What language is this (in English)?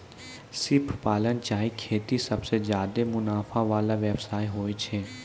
Maithili